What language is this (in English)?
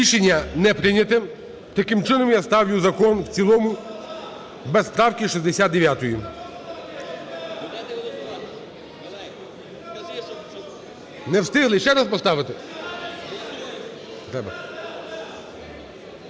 Ukrainian